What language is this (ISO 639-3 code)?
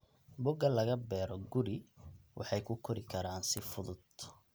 som